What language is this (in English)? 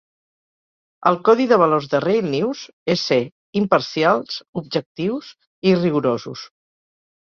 Catalan